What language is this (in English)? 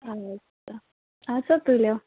Kashmiri